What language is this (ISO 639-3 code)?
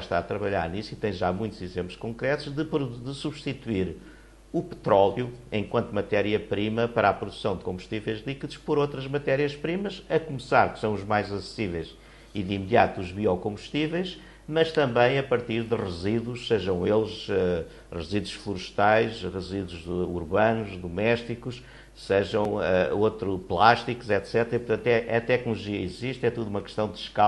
por